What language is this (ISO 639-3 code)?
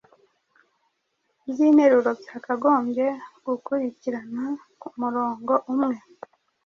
kin